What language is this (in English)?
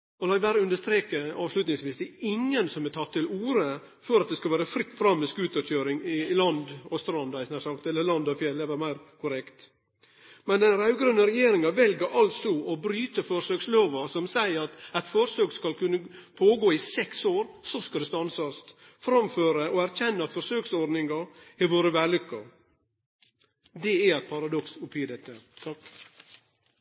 Norwegian Nynorsk